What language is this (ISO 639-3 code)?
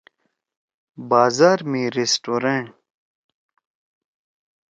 trw